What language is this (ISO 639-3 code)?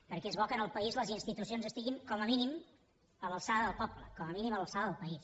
cat